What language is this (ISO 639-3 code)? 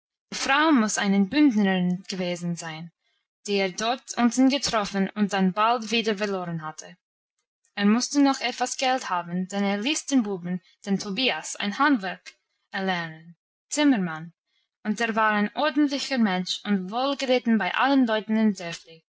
deu